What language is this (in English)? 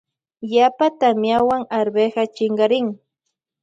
Loja Highland Quichua